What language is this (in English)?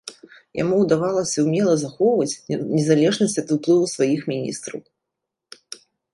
Belarusian